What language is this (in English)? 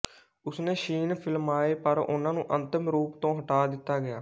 Punjabi